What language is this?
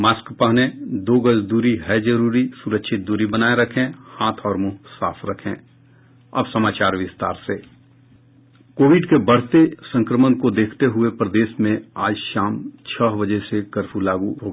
Hindi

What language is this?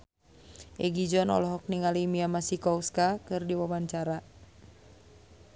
Sundanese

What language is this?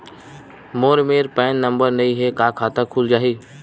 Chhattisgarhi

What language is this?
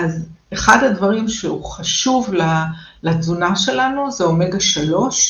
Hebrew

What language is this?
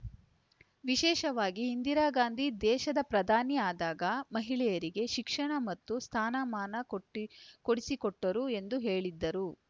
Kannada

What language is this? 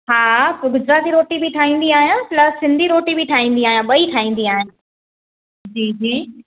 Sindhi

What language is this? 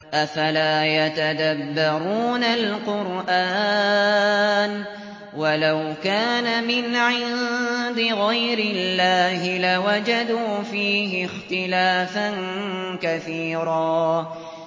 Arabic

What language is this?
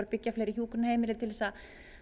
Icelandic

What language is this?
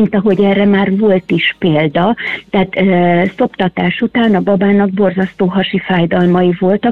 Hungarian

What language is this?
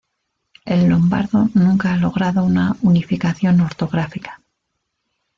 Spanish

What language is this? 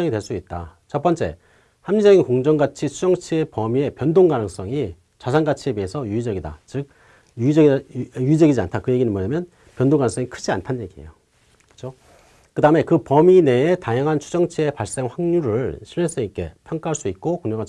Korean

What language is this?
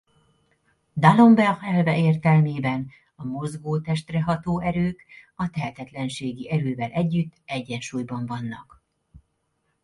Hungarian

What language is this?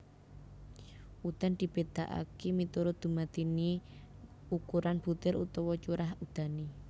Javanese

